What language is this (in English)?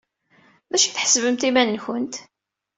Kabyle